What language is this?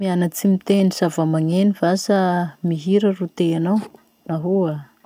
Masikoro Malagasy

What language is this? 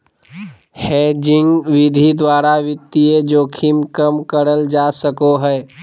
Magahi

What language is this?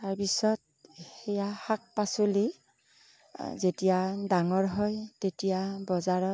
Assamese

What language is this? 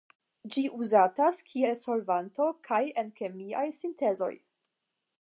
Esperanto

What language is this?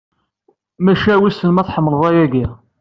Kabyle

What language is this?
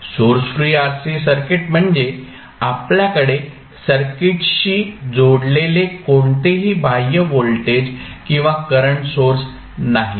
Marathi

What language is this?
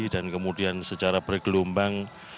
Indonesian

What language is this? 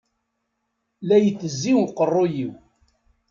Kabyle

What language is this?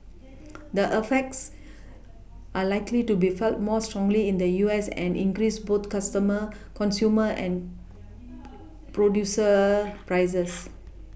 English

